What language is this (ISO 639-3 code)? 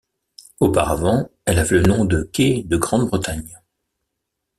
fra